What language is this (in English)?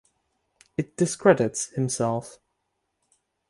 English